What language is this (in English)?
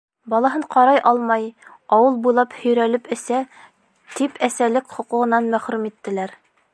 Bashkir